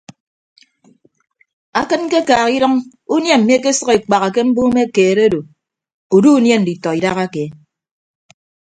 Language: Ibibio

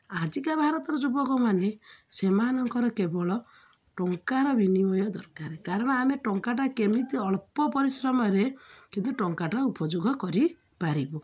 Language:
Odia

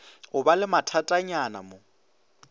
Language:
Northern Sotho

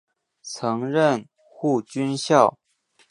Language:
Chinese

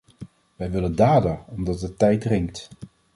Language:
Dutch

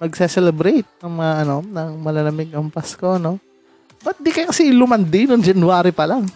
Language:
Filipino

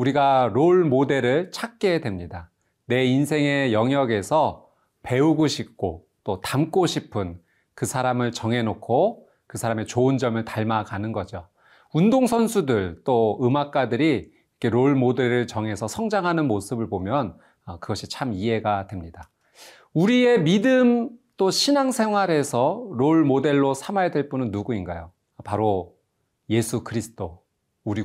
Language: Korean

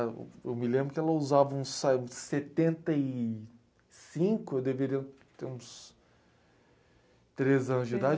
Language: Portuguese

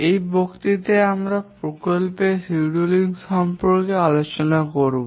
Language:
Bangla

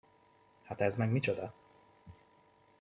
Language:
Hungarian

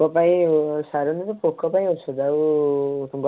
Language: Odia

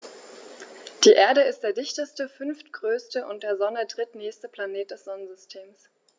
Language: German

